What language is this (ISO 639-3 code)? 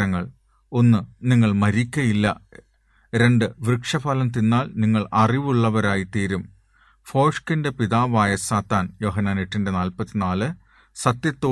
mal